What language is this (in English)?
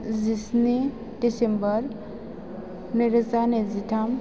Bodo